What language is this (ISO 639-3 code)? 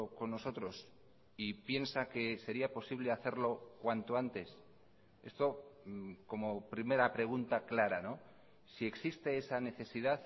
spa